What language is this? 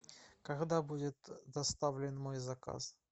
Russian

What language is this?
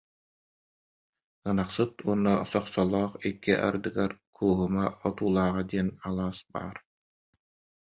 Yakut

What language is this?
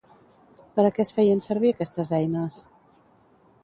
Catalan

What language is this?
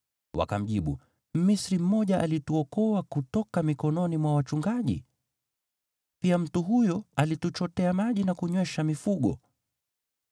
Swahili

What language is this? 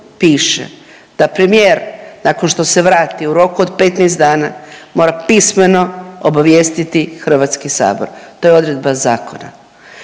Croatian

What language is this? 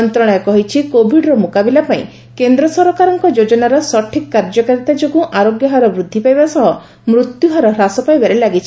Odia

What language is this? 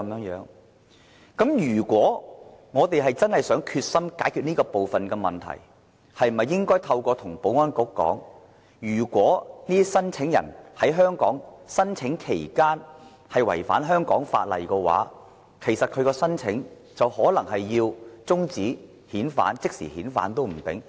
Cantonese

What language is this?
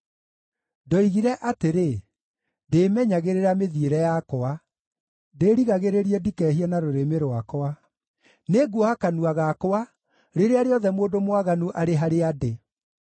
Kikuyu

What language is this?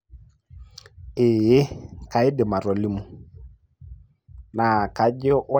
Masai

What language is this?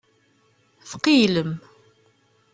Kabyle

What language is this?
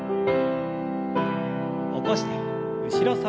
Japanese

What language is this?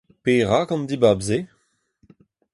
Breton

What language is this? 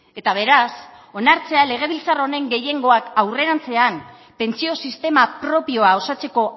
Basque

